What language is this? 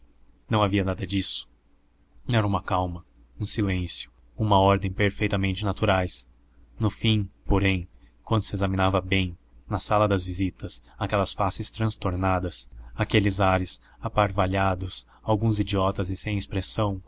Portuguese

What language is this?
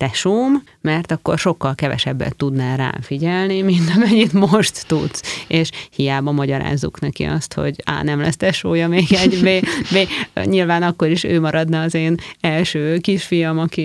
Hungarian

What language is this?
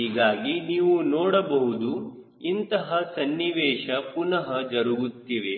Kannada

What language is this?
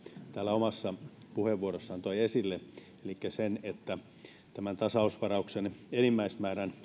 Finnish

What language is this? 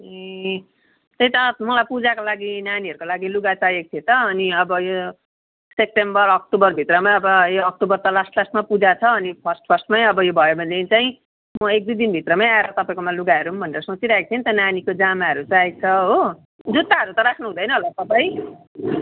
Nepali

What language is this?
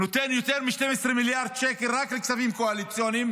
Hebrew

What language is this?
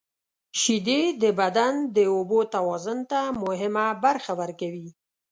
Pashto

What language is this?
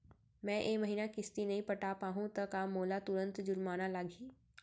Chhattisgarhi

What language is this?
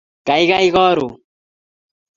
Kalenjin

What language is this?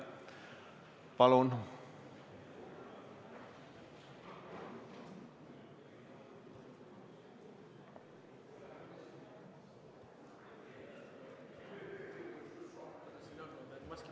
Estonian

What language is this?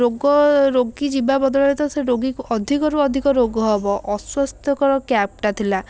Odia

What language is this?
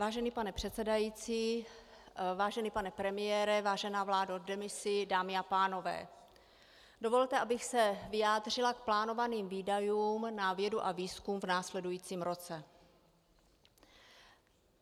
Czech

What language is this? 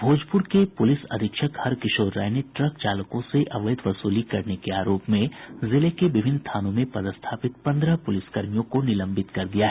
Hindi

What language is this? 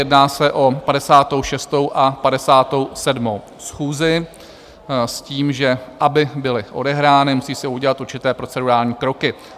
Czech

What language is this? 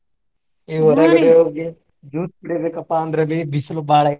Kannada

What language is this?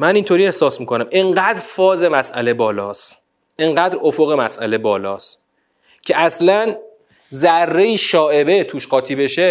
Persian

